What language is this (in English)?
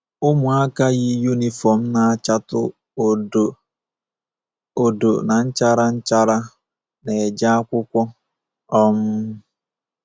Igbo